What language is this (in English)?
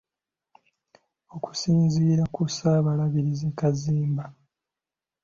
Ganda